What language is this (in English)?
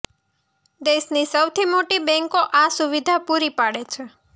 Gujarati